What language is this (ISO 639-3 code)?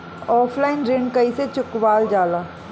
bho